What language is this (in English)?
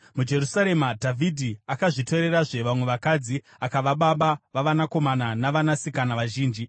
Shona